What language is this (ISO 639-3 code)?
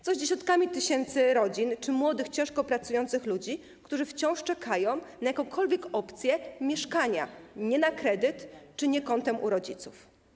pol